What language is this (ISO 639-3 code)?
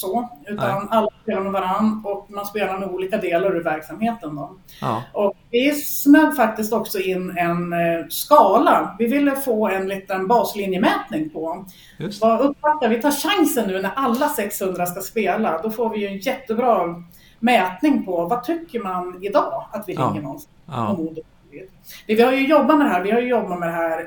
swe